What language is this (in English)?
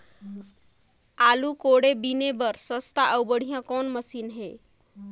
Chhattisgarhi